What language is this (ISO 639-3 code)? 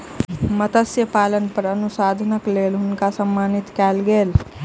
mai